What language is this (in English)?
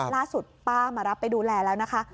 Thai